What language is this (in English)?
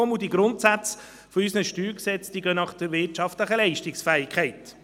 Swiss German